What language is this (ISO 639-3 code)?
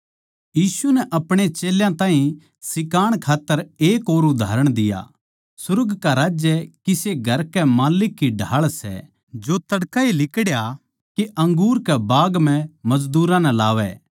bgc